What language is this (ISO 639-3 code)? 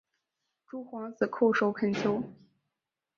zho